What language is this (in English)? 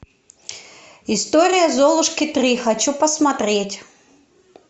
Russian